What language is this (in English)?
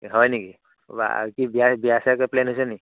Assamese